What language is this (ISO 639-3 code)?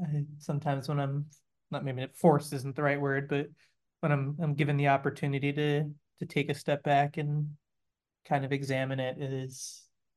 eng